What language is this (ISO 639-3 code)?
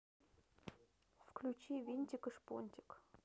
rus